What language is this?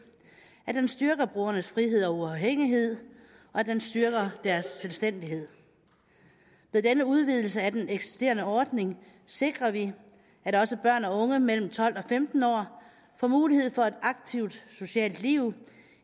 Danish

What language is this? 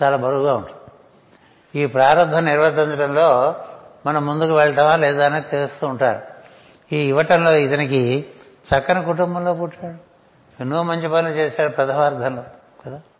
Telugu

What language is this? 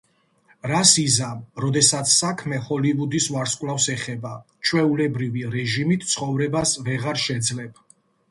Georgian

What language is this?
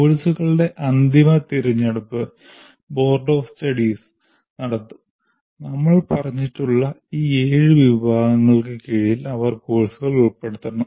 Malayalam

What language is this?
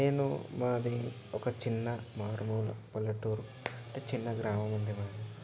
Telugu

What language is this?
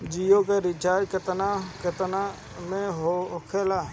Bhojpuri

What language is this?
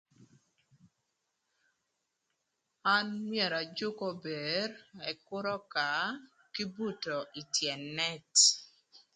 Thur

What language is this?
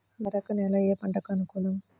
Telugu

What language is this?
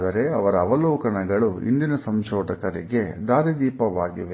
Kannada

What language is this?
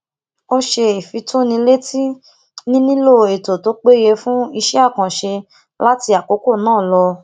Yoruba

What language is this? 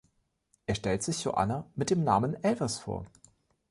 German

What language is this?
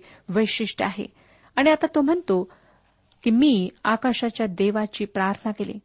Marathi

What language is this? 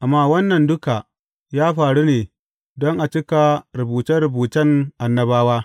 Hausa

